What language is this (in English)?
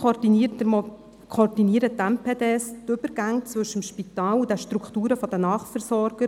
Swiss German